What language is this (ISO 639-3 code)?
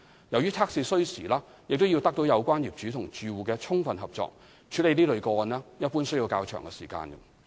yue